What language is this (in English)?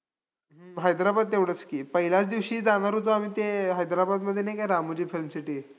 Marathi